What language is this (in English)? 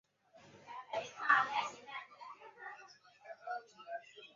Chinese